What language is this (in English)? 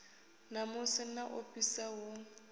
Venda